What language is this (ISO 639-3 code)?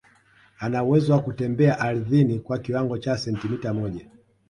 swa